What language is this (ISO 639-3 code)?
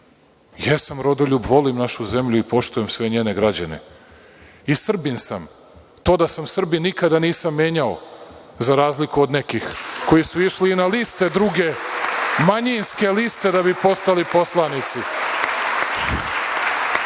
srp